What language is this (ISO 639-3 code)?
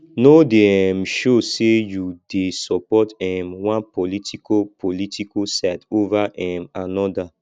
pcm